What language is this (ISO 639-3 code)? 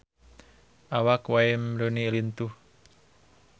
sun